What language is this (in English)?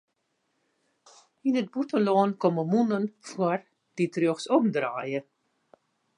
Western Frisian